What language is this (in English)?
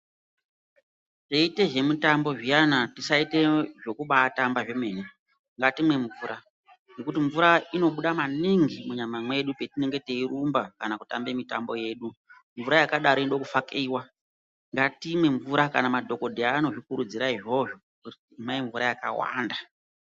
Ndau